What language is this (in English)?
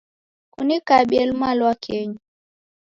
Taita